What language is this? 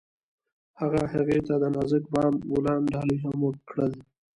Pashto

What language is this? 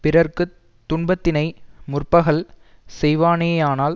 Tamil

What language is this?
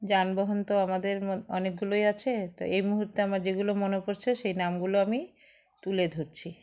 Bangla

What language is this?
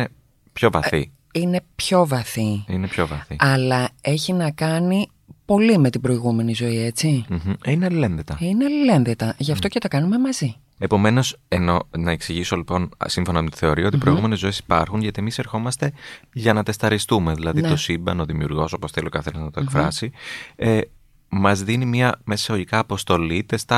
Greek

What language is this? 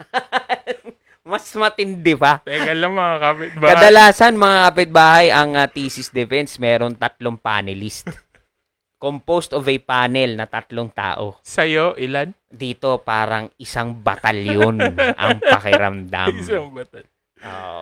Filipino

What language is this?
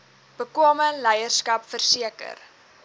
Afrikaans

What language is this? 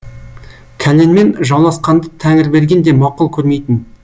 Kazakh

